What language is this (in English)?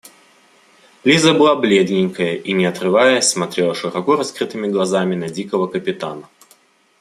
Russian